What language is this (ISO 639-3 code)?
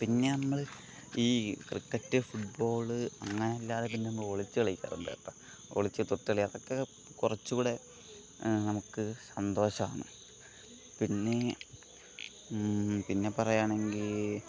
mal